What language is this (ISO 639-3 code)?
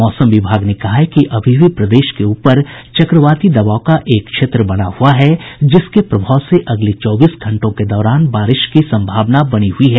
hin